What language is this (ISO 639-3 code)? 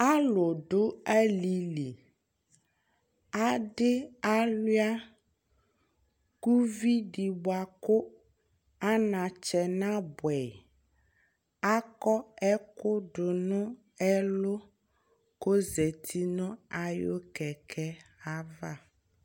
kpo